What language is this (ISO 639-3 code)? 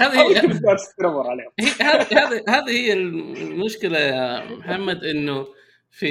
ara